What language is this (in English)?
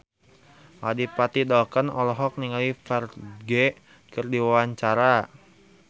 Sundanese